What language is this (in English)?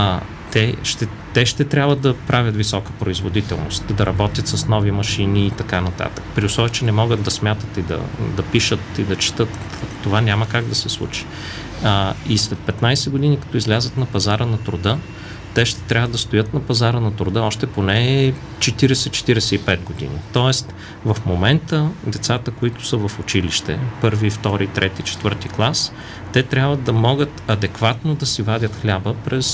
Bulgarian